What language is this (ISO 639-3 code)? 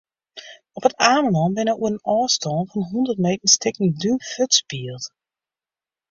fry